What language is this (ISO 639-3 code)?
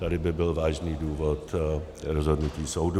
ces